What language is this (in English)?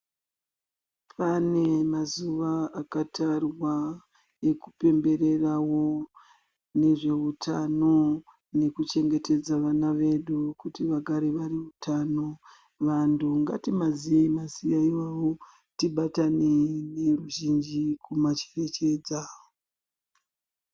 Ndau